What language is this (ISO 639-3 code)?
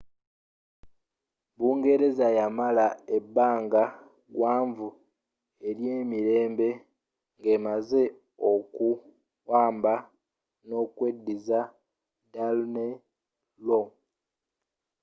lug